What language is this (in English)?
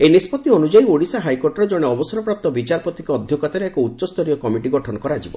Odia